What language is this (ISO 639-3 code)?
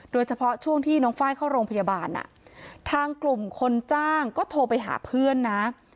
tha